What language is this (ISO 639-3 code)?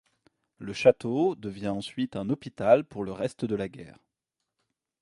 fra